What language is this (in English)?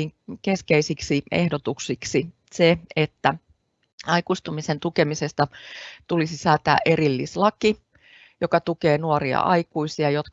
Finnish